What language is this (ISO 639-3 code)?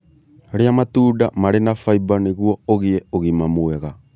kik